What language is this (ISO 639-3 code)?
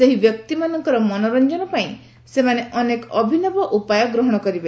ori